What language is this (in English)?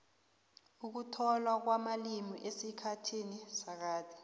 South Ndebele